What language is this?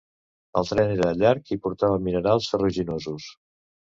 Catalan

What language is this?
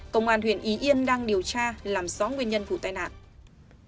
Vietnamese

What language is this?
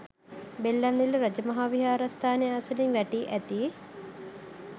Sinhala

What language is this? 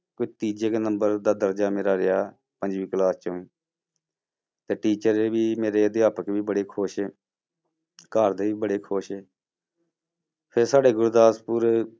Punjabi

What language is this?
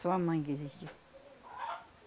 Portuguese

